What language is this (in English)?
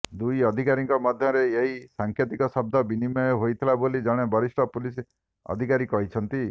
Odia